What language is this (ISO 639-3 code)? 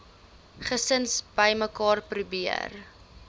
afr